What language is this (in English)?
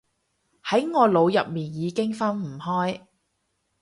Cantonese